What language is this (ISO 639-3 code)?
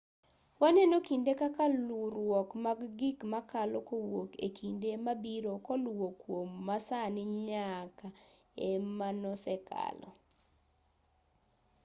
luo